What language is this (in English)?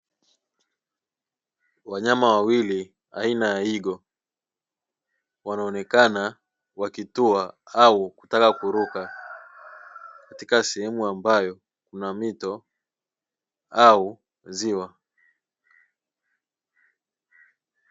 Swahili